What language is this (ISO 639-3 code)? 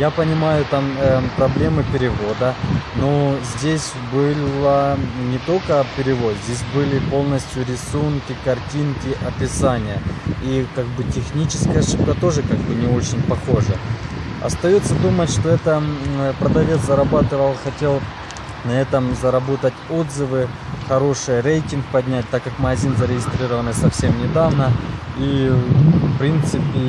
rus